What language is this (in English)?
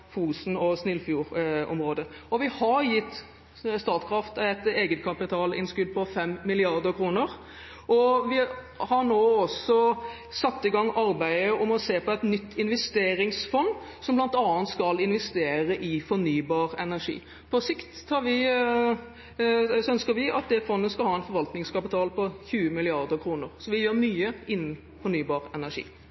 Norwegian Bokmål